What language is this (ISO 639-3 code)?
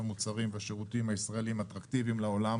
heb